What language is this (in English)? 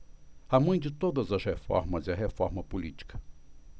Portuguese